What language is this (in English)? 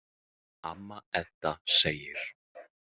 Icelandic